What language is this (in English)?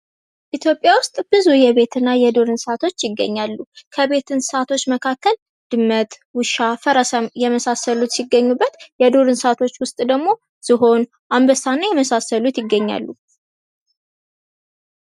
Amharic